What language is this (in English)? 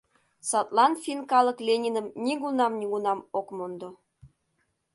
Mari